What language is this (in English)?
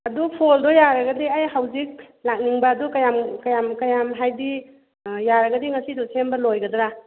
Manipuri